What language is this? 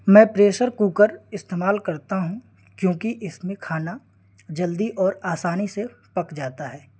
Urdu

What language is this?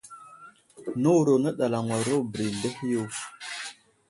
Wuzlam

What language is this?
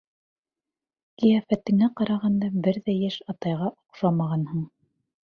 Bashkir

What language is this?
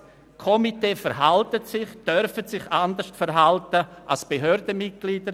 Swiss German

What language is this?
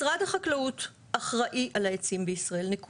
Hebrew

